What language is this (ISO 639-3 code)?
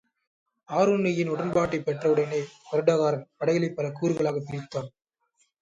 tam